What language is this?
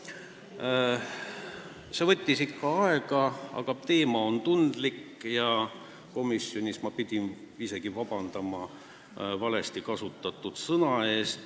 Estonian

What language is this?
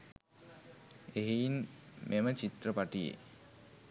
Sinhala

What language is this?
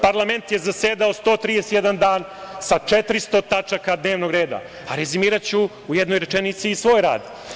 Serbian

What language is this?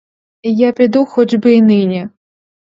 Ukrainian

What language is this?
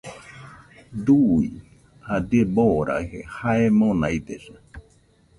Nüpode Huitoto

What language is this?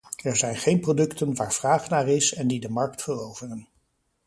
Dutch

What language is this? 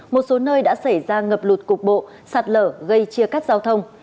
Vietnamese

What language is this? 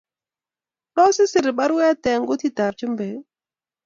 Kalenjin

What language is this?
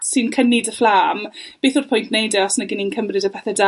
Welsh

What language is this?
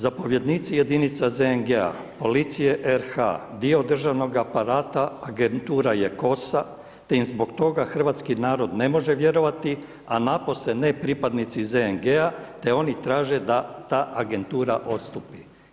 Croatian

